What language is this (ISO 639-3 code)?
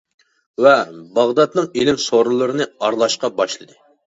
uig